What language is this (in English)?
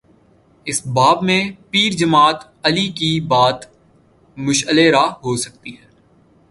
Urdu